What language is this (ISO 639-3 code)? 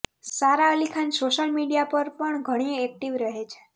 guj